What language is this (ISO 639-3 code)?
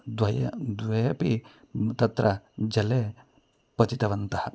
san